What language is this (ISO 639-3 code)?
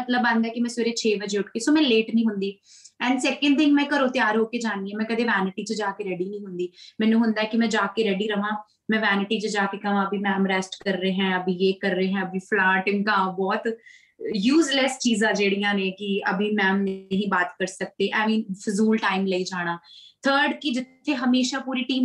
pan